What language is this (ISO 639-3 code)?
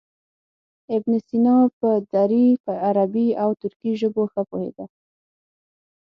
pus